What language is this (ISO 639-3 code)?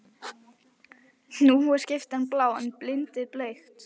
isl